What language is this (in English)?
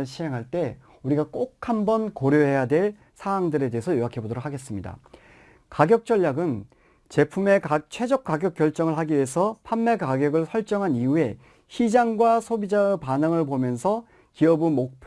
Korean